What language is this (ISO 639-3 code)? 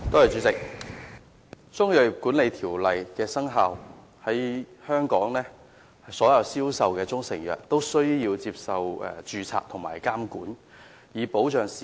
yue